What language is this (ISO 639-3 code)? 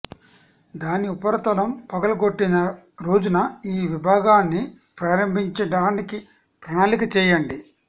tel